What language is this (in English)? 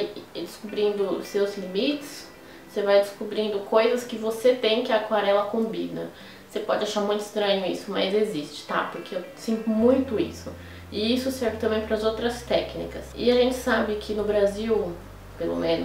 Portuguese